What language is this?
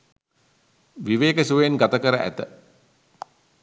Sinhala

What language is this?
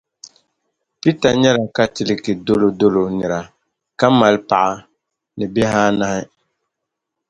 Dagbani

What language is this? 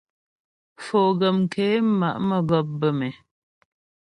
Ghomala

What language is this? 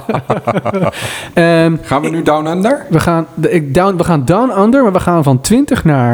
Dutch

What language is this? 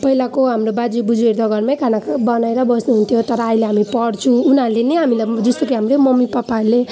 Nepali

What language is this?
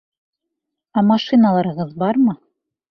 Bashkir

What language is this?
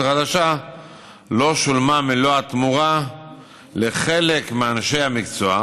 Hebrew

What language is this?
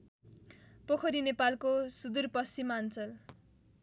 Nepali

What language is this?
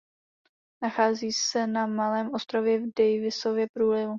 Czech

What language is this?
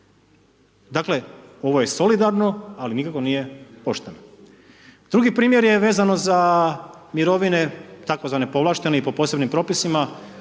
Croatian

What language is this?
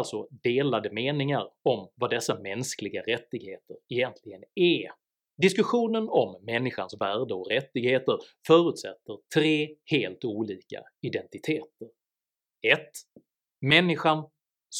Swedish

